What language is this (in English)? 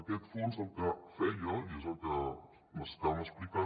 Catalan